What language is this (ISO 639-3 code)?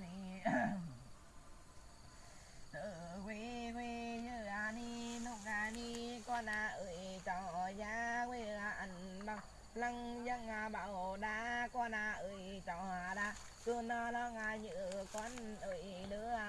vie